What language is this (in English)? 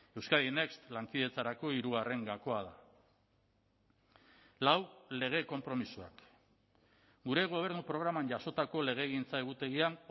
Basque